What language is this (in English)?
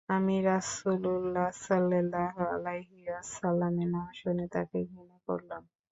Bangla